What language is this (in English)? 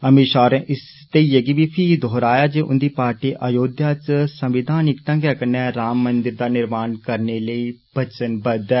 Dogri